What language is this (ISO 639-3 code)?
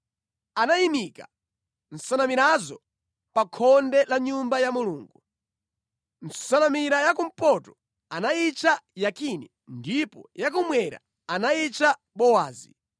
nya